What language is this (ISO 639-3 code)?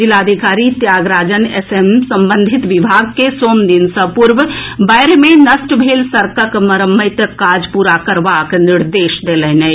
mai